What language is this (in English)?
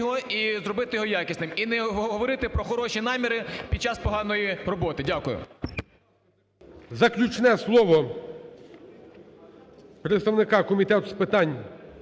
Ukrainian